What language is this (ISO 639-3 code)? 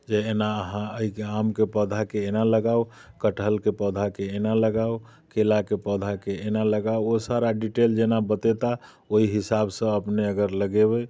mai